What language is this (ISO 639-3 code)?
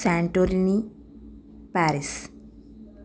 tel